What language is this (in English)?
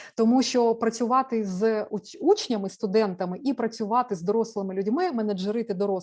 Ukrainian